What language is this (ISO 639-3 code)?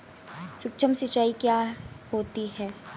hin